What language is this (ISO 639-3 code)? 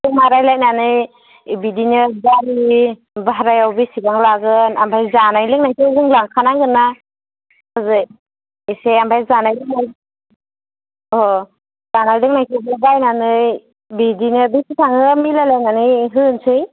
brx